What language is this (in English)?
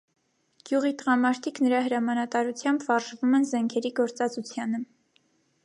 Armenian